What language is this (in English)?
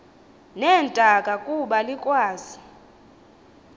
Xhosa